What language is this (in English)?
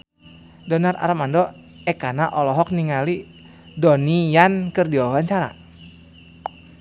Sundanese